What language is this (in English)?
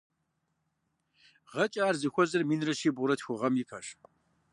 Kabardian